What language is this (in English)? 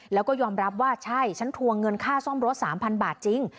Thai